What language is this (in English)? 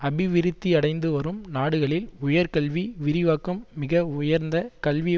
Tamil